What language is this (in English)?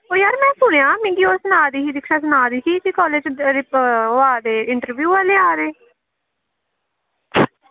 Dogri